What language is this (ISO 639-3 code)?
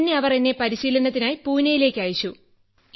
mal